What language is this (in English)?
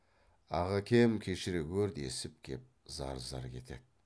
Kazakh